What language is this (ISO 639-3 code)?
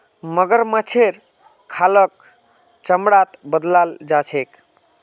mag